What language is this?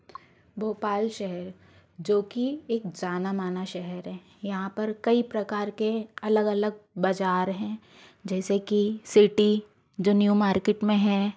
Hindi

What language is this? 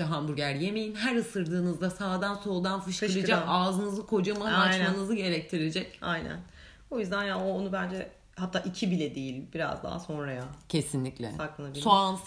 Turkish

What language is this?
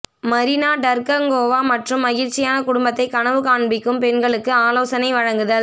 Tamil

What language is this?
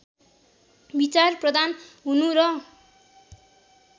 Nepali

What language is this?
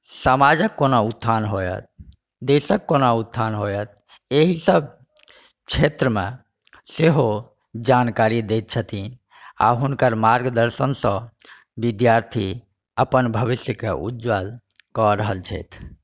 Maithili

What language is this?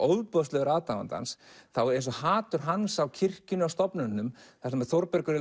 Icelandic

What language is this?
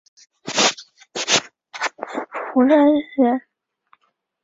Chinese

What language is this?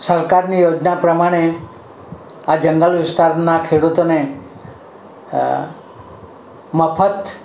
Gujarati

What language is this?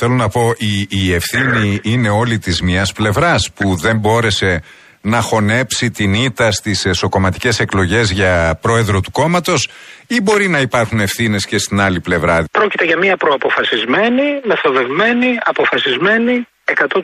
Greek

